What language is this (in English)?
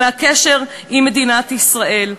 Hebrew